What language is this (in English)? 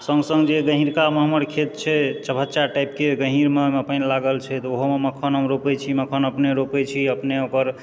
Maithili